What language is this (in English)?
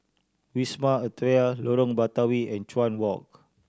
English